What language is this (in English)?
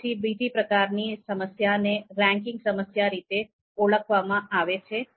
Gujarati